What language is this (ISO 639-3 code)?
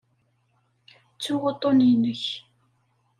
kab